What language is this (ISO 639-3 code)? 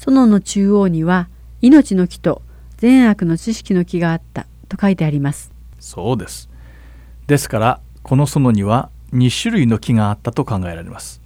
jpn